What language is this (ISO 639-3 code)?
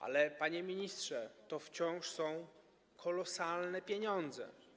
pol